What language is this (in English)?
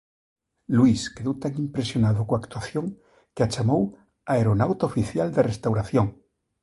Galician